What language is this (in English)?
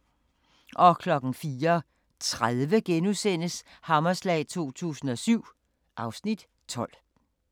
Danish